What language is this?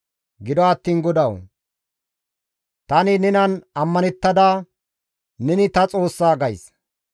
Gamo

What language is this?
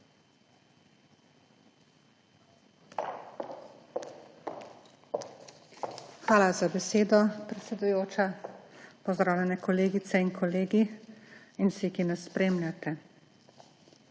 Slovenian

